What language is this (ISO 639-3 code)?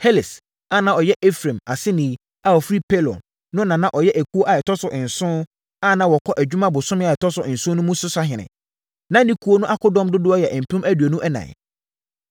aka